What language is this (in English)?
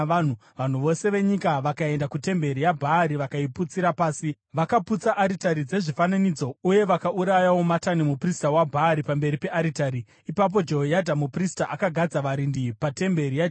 Shona